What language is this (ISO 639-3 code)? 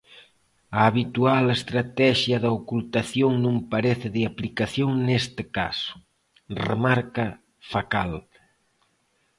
glg